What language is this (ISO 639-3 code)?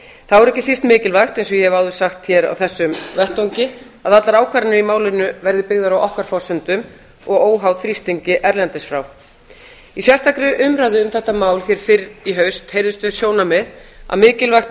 isl